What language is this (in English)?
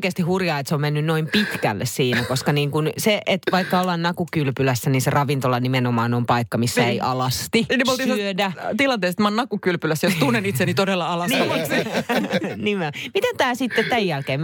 Finnish